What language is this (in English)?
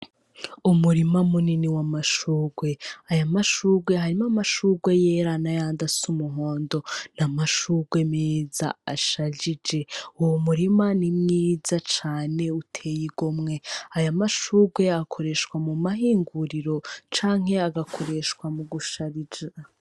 Rundi